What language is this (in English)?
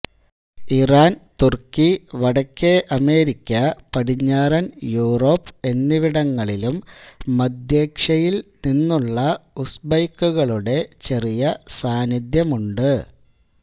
Malayalam